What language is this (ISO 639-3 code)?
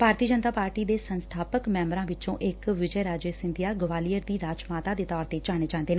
pan